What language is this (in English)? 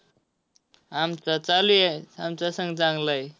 Marathi